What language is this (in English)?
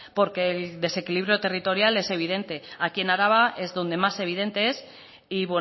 Spanish